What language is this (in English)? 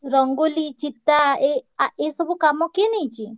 Odia